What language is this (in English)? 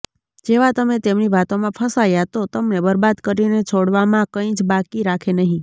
Gujarati